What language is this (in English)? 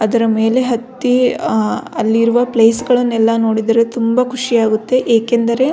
Kannada